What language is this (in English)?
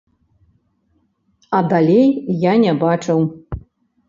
Belarusian